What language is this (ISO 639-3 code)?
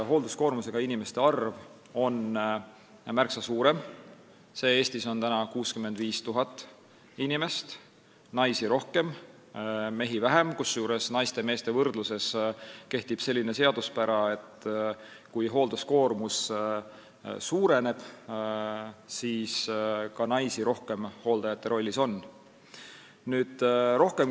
est